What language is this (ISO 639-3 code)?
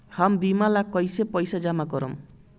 bho